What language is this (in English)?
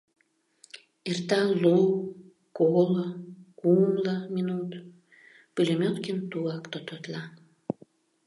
Mari